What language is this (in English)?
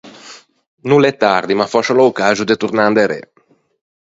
Ligurian